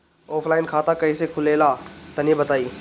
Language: Bhojpuri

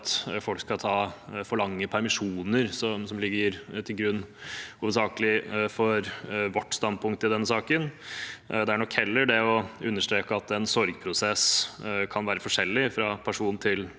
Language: Norwegian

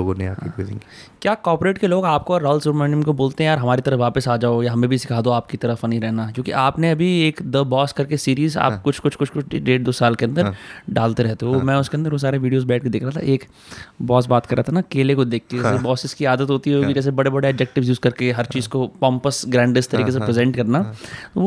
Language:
Hindi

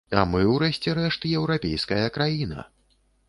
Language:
Belarusian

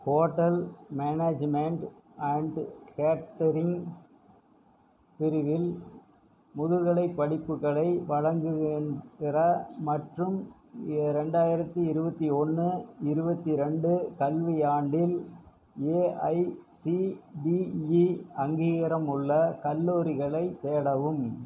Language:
Tamil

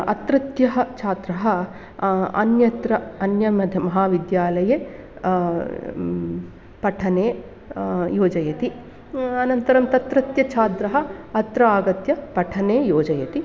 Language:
Sanskrit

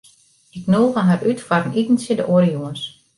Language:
Western Frisian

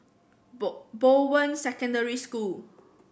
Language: English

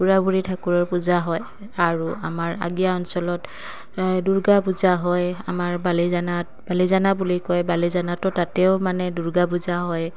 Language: Assamese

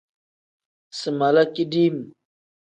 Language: Tem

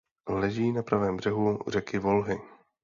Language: Czech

